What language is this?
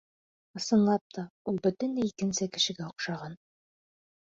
Bashkir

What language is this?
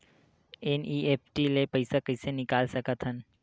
Chhattisgarhi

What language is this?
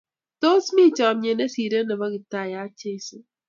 Kalenjin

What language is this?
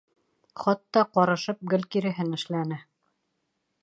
Bashkir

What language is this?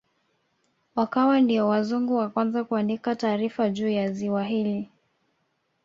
Swahili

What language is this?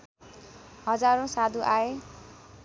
Nepali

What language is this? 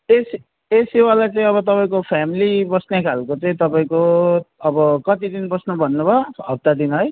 Nepali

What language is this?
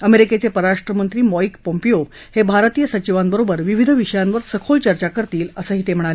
Marathi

